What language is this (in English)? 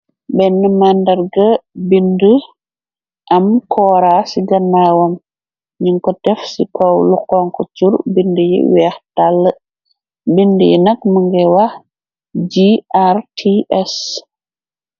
Wolof